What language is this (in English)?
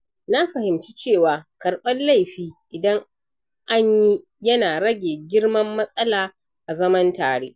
Hausa